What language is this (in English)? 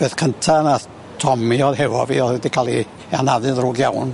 Welsh